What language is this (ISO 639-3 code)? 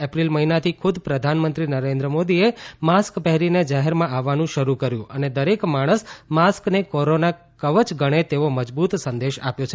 guj